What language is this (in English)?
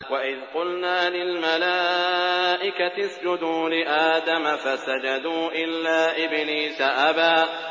Arabic